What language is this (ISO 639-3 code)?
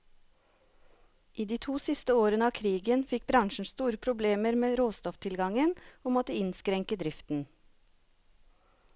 nor